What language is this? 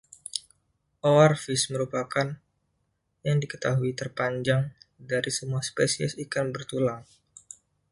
Indonesian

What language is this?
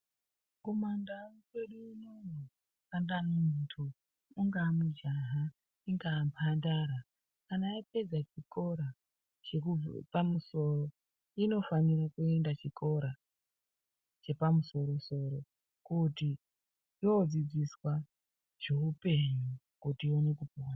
Ndau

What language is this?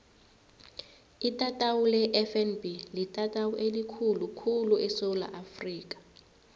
South Ndebele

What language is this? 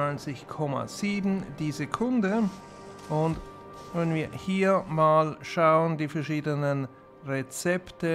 German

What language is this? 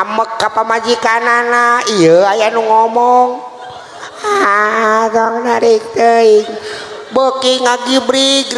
Indonesian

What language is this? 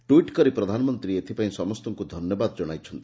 Odia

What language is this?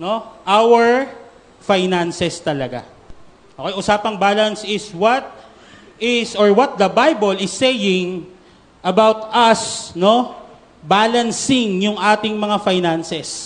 Filipino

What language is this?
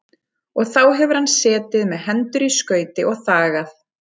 Icelandic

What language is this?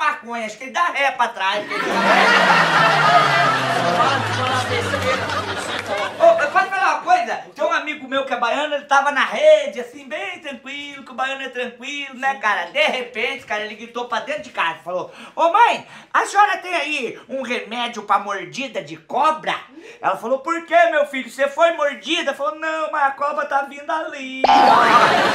Portuguese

